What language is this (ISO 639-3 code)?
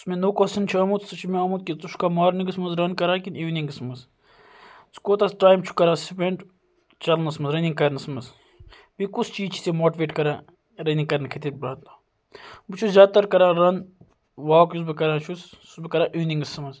kas